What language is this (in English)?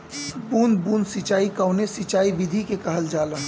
Bhojpuri